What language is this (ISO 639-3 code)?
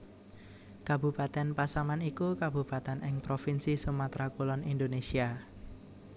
jav